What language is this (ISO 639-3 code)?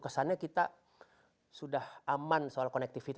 ind